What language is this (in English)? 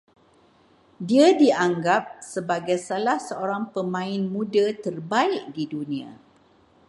Malay